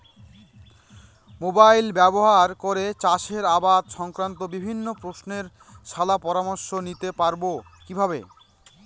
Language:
Bangla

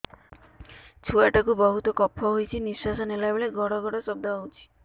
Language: Odia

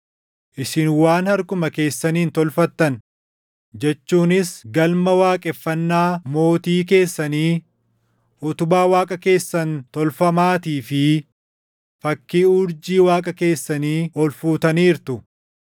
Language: Oromo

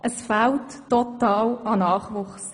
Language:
Swiss German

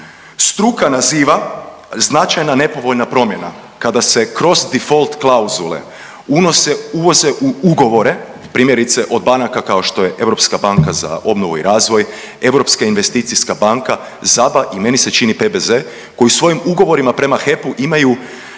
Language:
Croatian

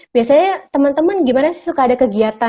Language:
Indonesian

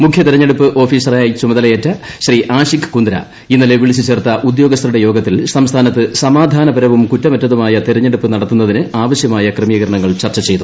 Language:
Malayalam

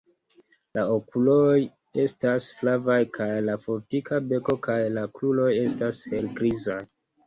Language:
Esperanto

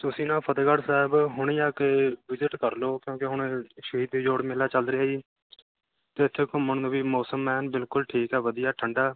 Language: Punjabi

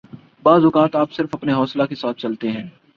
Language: Urdu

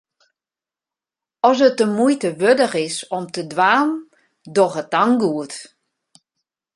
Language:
Western Frisian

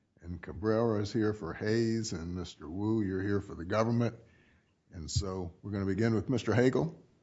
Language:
English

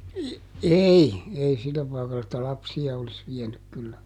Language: Finnish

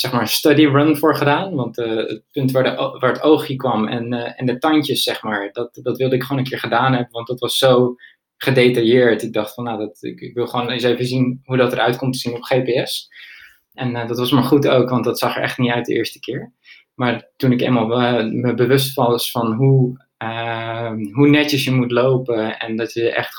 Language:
Dutch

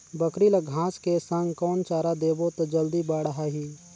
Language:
Chhattisgarhi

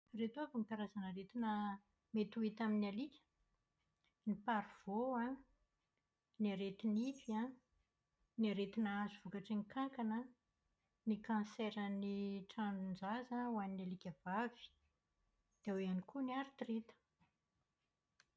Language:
Malagasy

